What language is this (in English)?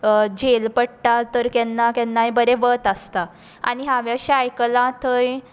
Konkani